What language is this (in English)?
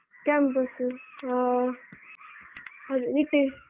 Kannada